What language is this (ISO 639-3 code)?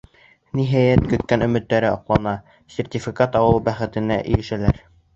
bak